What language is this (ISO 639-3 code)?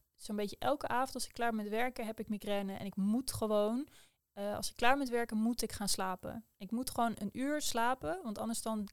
nld